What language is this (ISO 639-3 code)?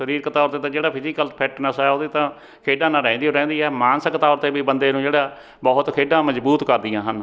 pan